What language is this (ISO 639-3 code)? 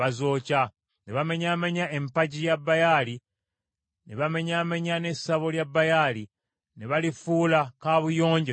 lug